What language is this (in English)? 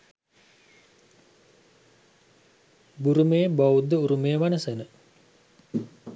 Sinhala